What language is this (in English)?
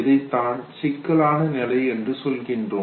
Tamil